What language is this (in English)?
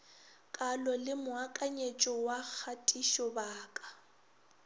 Northern Sotho